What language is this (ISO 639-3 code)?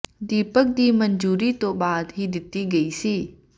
pan